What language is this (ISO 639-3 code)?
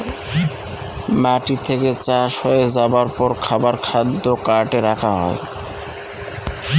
ben